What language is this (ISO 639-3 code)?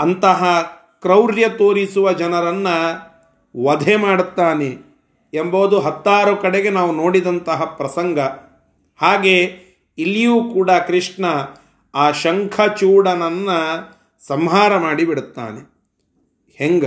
kan